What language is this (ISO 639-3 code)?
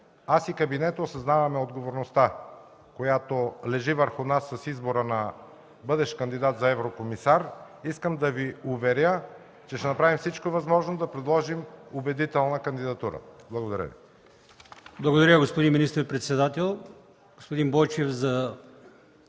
bul